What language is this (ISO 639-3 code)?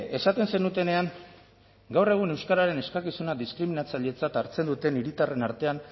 eus